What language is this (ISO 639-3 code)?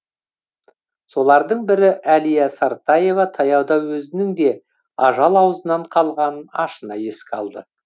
kaz